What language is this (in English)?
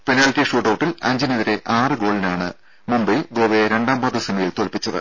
Malayalam